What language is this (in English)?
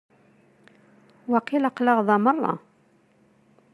Kabyle